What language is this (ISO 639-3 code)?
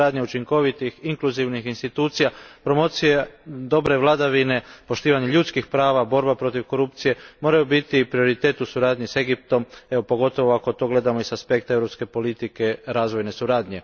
hrv